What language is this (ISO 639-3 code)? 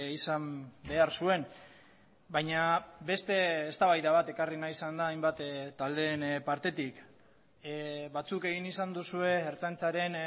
eus